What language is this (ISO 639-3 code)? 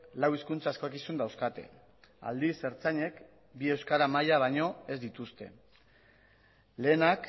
eus